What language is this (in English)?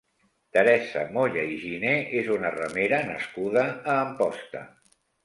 Catalan